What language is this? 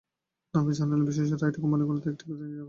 Bangla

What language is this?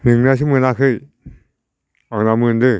Bodo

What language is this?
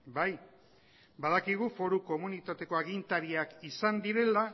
Basque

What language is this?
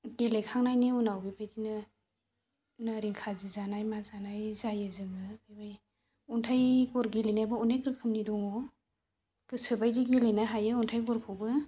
Bodo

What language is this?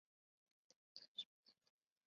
Chinese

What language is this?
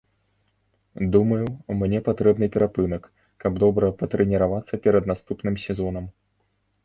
Belarusian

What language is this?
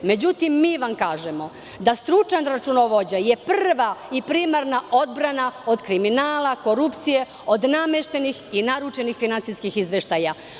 Serbian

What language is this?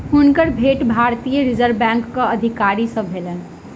Maithili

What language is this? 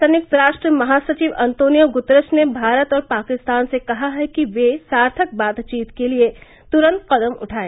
Hindi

